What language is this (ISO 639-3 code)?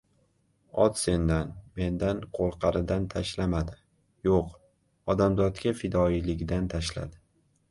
uzb